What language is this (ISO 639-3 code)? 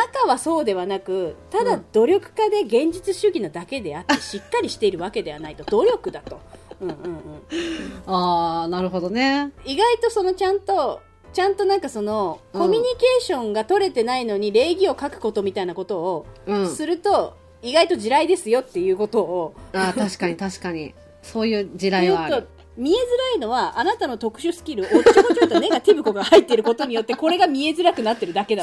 jpn